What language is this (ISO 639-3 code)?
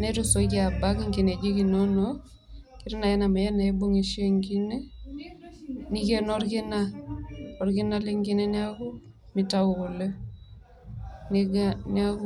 mas